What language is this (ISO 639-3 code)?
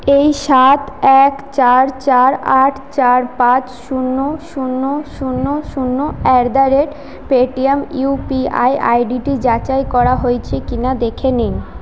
ben